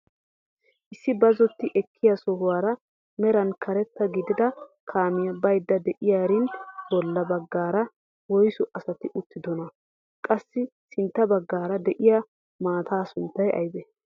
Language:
Wolaytta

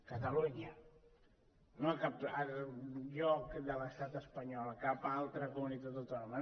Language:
Catalan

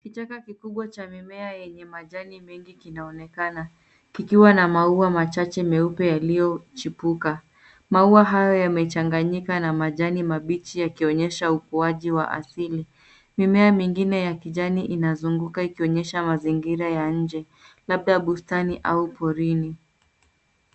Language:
Swahili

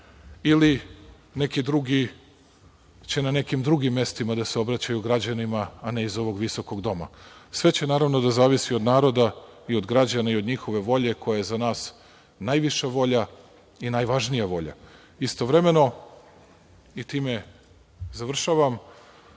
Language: Serbian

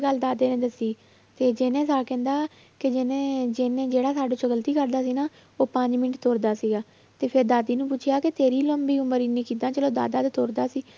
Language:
Punjabi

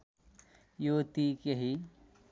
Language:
Nepali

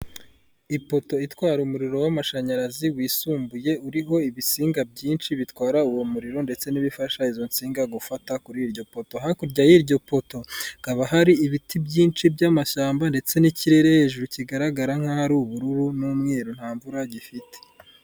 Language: Kinyarwanda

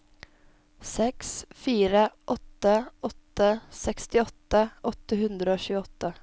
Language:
Norwegian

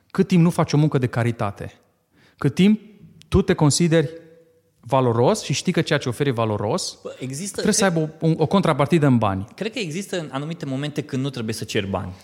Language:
Romanian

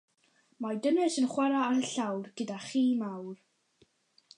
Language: Welsh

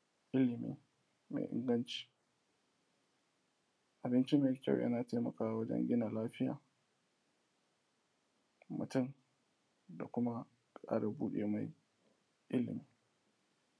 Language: Hausa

